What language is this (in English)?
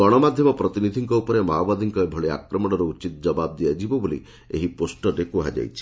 Odia